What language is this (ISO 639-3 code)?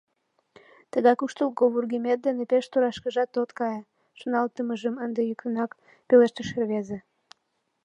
chm